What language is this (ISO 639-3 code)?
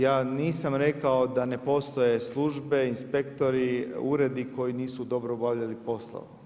hrv